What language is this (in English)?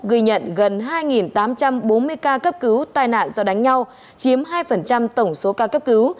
Vietnamese